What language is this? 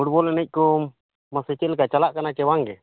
Santali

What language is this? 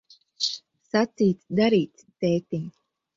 Latvian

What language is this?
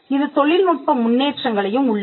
Tamil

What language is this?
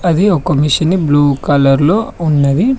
Telugu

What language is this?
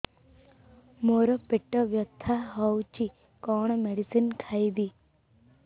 Odia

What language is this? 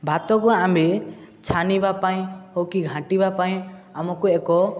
Odia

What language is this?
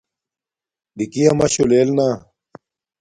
Domaaki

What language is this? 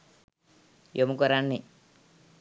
Sinhala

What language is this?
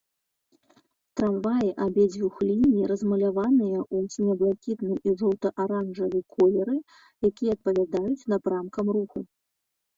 Belarusian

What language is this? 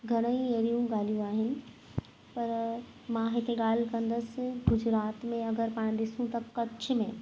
Sindhi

